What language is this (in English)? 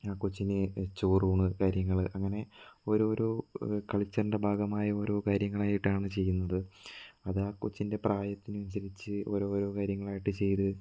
Malayalam